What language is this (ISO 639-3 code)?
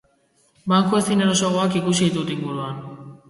eus